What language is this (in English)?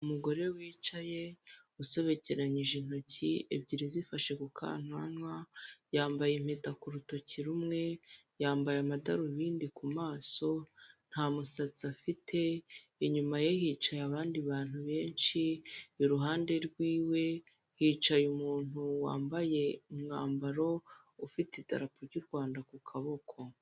Kinyarwanda